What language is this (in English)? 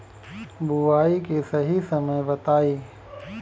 Bhojpuri